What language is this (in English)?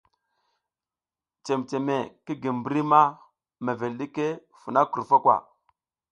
South Giziga